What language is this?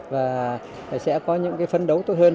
Vietnamese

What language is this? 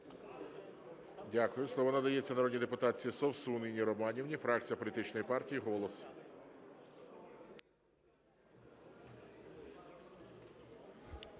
Ukrainian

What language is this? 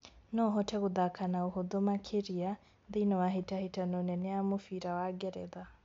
Kikuyu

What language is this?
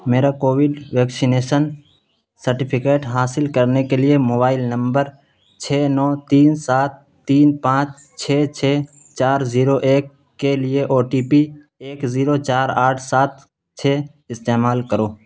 Urdu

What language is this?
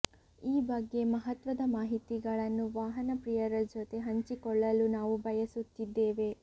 Kannada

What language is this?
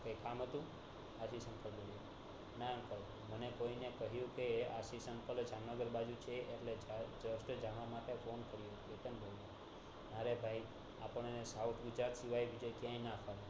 Gujarati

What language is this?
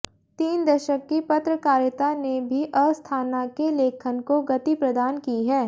Hindi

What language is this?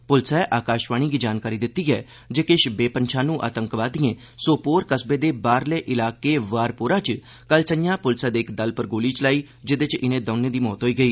Dogri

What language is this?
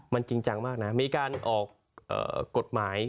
Thai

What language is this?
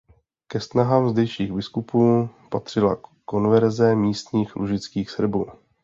Czech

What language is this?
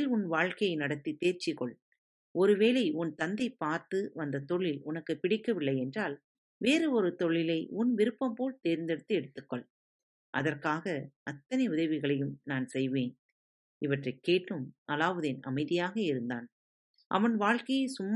Tamil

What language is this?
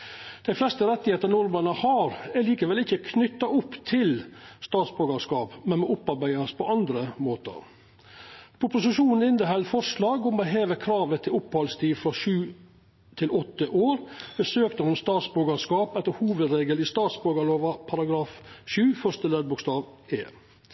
Norwegian Nynorsk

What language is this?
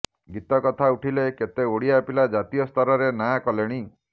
Odia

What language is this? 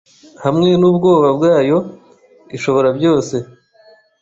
Kinyarwanda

